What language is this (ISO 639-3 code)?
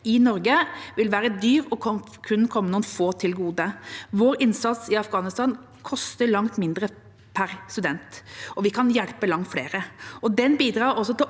nor